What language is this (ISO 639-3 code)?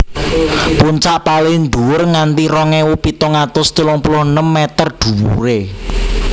jav